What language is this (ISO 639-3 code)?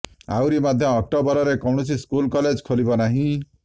ori